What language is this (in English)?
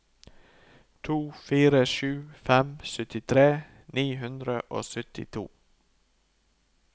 Norwegian